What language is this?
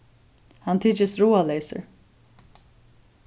Faroese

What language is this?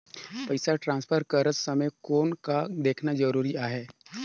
Chhattisgarhi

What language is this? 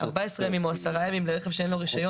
Hebrew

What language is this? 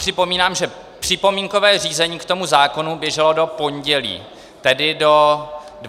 Czech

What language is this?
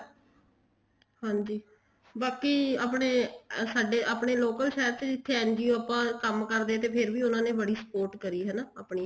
Punjabi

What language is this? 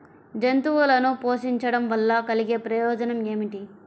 Telugu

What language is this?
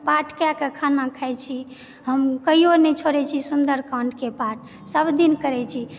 Maithili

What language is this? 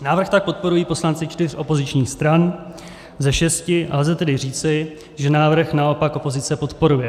Czech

